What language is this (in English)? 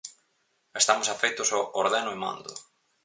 Galician